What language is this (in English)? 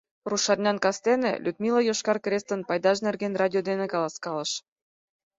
Mari